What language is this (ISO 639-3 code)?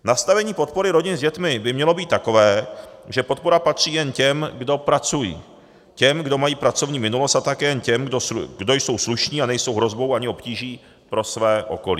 ces